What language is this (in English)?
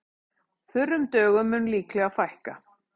Icelandic